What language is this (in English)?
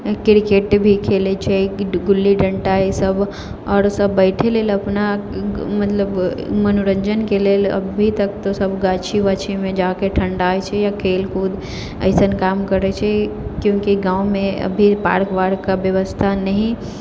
Maithili